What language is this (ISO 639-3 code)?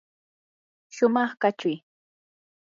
qur